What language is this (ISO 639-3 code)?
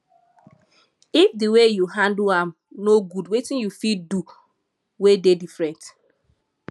pcm